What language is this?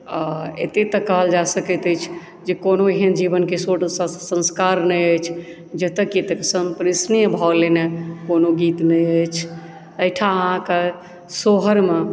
Maithili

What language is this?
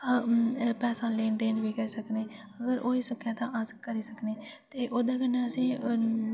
Dogri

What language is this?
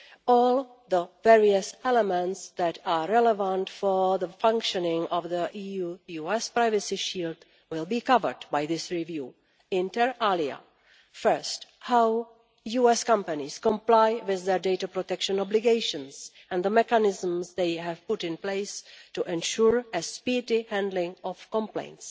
English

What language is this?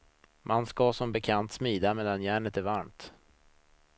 Swedish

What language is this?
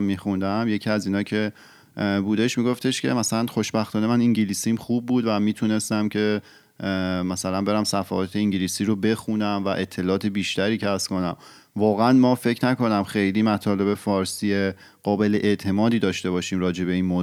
Persian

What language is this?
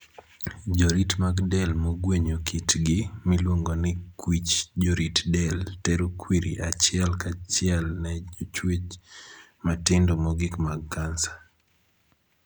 Luo (Kenya and Tanzania)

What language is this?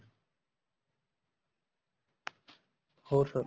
Punjabi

